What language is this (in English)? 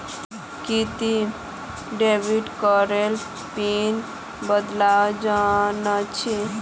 Magahi